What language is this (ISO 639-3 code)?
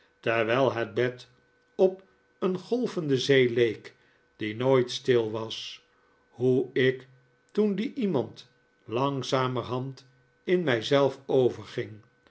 nld